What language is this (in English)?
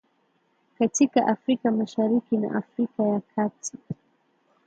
Swahili